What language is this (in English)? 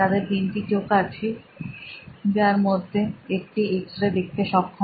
Bangla